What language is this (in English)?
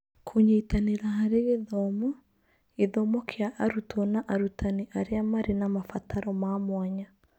Kikuyu